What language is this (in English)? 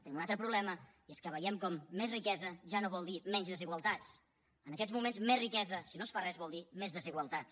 Catalan